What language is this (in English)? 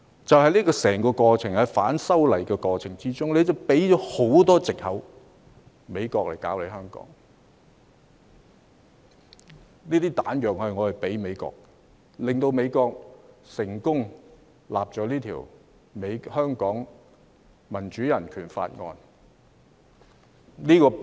Cantonese